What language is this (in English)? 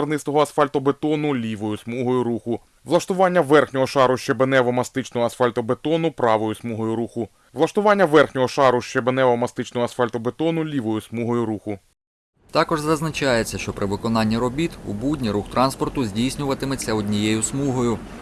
Ukrainian